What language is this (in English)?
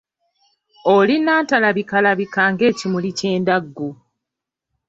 Ganda